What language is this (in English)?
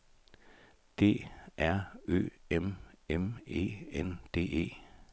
Danish